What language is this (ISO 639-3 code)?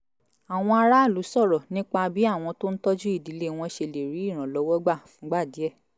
yor